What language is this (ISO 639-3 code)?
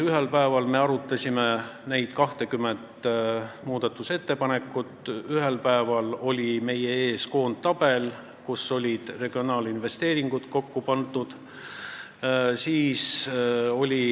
est